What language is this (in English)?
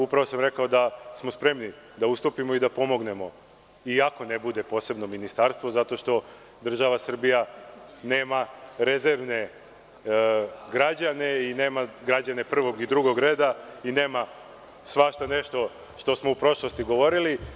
Serbian